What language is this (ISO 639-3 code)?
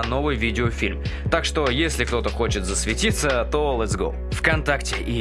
rus